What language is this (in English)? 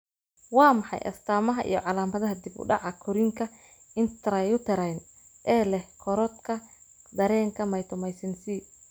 Somali